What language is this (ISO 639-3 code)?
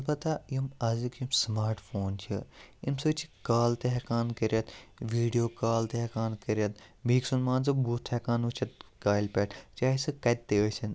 kas